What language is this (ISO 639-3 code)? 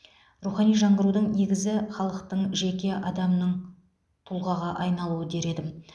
kaz